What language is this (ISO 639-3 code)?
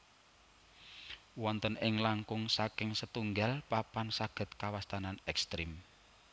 jav